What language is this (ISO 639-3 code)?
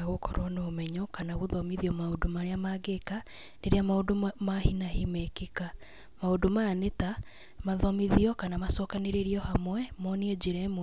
kik